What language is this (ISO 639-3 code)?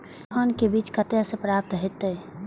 mai